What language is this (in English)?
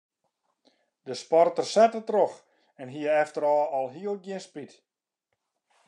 Western Frisian